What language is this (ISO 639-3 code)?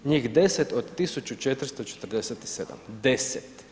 hrv